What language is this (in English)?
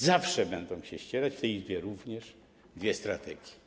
Polish